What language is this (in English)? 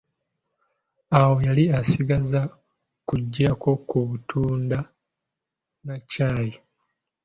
Ganda